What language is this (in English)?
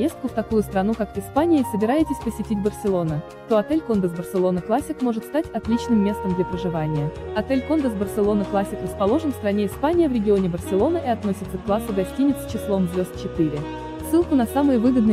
Russian